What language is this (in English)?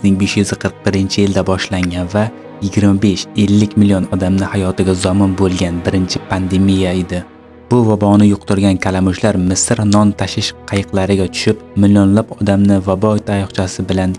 Uzbek